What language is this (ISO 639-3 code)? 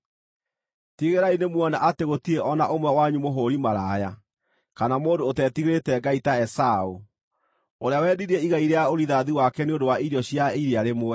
kik